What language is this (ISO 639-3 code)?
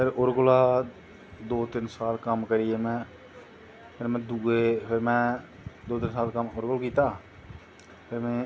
doi